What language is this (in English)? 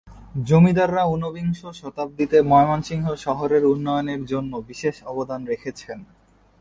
Bangla